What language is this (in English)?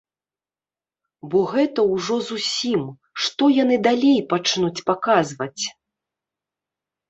Belarusian